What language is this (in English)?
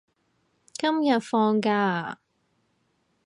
Cantonese